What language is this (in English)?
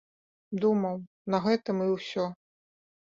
Belarusian